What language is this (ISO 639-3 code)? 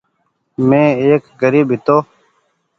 gig